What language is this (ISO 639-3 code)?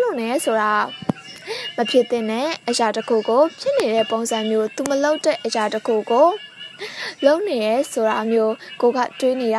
tha